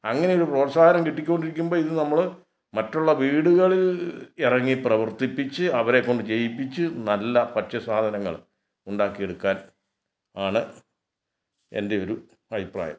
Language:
Malayalam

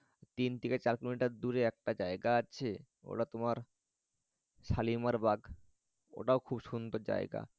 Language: Bangla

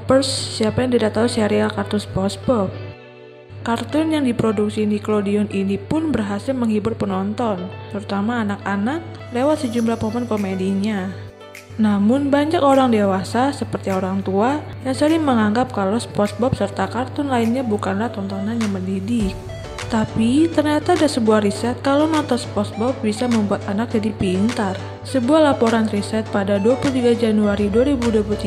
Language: Indonesian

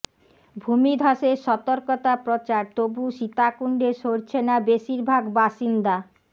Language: Bangla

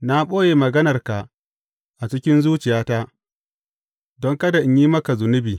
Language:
Hausa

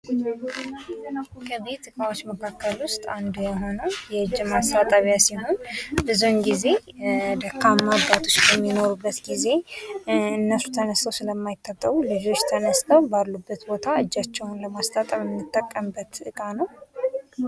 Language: Amharic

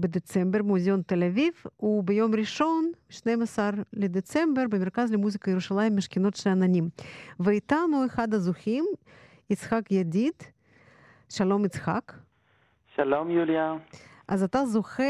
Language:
Hebrew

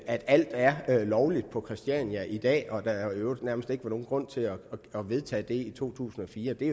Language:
Danish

